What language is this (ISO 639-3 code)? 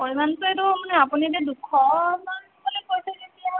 asm